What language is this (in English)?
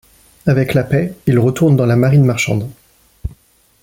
French